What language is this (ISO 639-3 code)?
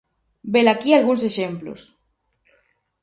glg